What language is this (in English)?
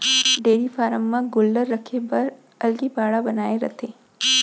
Chhattisgarhi